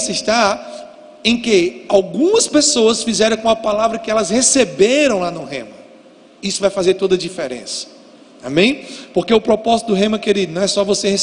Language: Portuguese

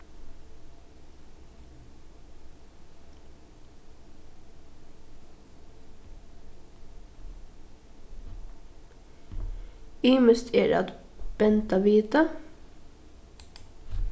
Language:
Faroese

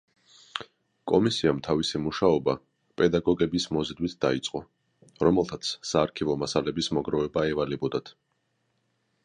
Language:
Georgian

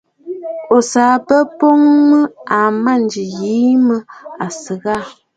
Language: Bafut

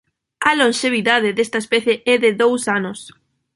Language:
Galician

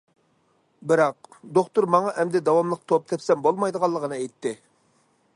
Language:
Uyghur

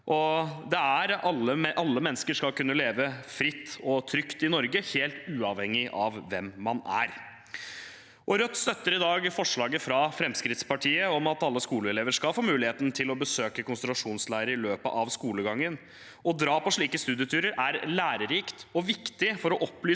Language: Norwegian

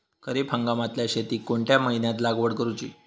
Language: Marathi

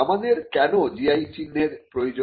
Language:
Bangla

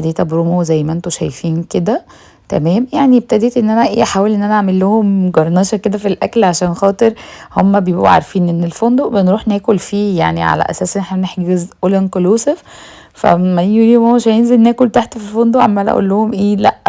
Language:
Arabic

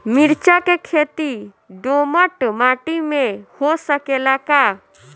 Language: Bhojpuri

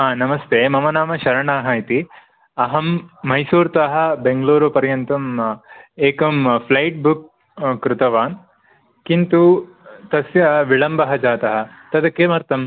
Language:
Sanskrit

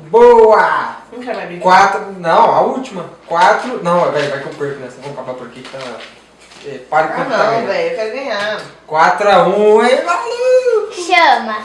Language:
Portuguese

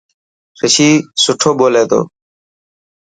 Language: Dhatki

